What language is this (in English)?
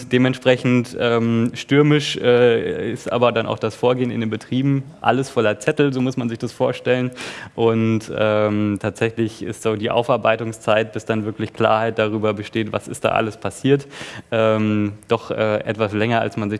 German